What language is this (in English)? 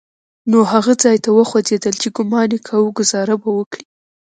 Pashto